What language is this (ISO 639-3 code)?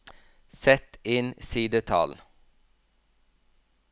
nor